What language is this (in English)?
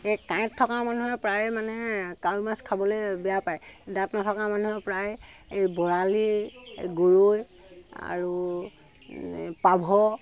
Assamese